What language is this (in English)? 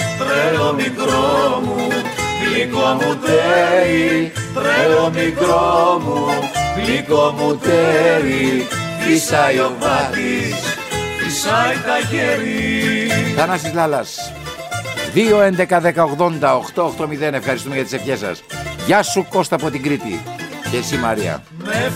Greek